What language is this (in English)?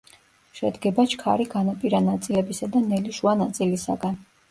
Georgian